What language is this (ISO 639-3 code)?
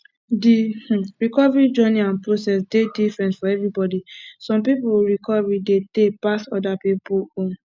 pcm